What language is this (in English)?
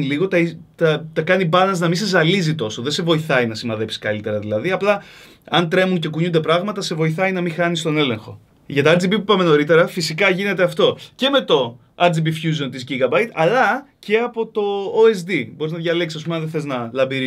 Greek